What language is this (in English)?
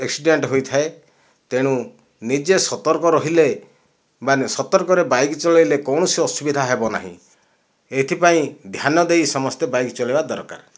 Odia